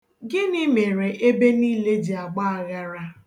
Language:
Igbo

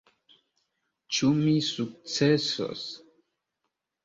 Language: Esperanto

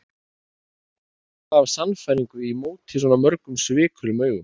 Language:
Icelandic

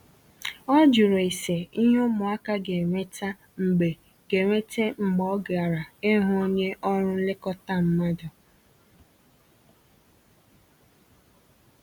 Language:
Igbo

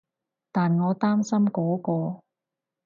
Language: Cantonese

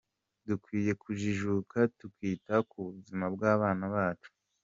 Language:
Kinyarwanda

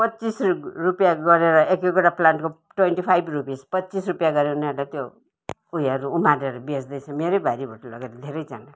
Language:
Nepali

